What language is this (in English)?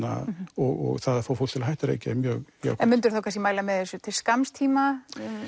Icelandic